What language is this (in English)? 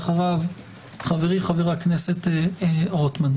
Hebrew